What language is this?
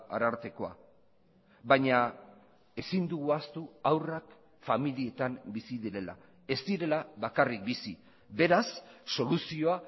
Basque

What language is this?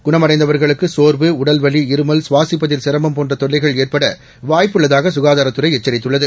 Tamil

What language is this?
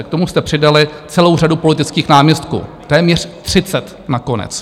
Czech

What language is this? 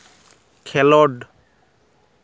Santali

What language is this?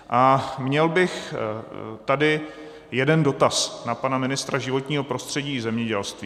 Czech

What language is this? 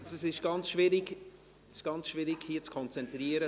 Swiss German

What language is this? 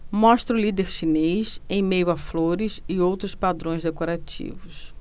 Portuguese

